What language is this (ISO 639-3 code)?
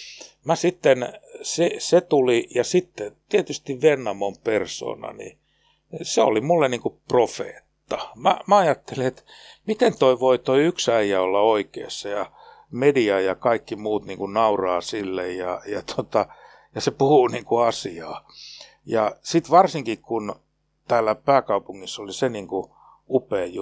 fin